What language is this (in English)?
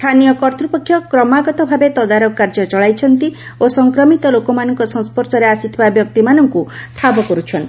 Odia